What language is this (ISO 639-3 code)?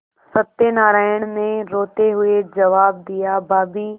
hin